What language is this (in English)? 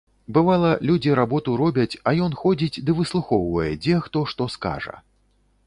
Belarusian